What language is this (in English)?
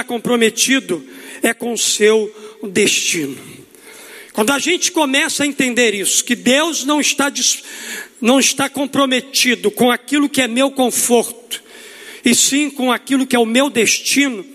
Portuguese